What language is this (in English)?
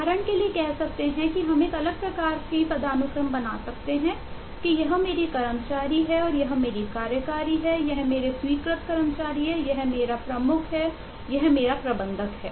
Hindi